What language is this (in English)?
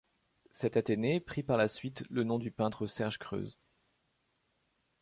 French